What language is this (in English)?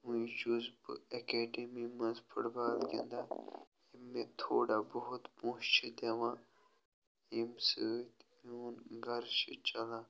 Kashmiri